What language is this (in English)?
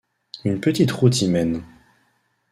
French